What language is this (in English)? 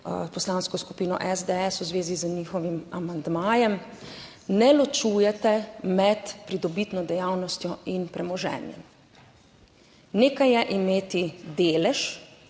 Slovenian